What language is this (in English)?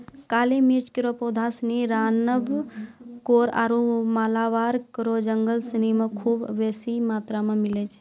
Maithili